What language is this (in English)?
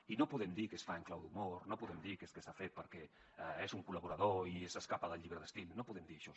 Catalan